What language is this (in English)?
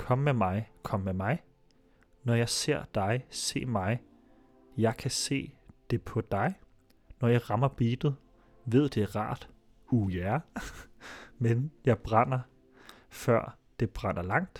Danish